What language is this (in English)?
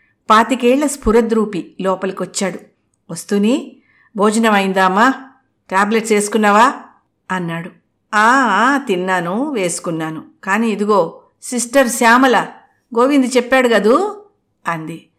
Telugu